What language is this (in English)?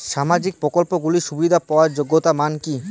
Bangla